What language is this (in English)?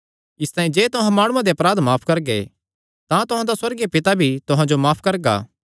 Kangri